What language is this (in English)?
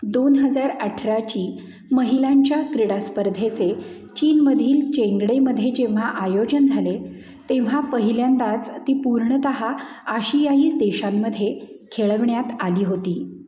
Marathi